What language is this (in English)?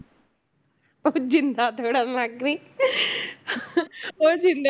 Punjabi